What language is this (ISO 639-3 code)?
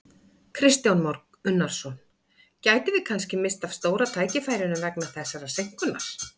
isl